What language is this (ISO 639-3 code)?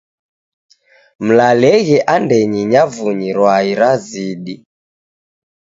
dav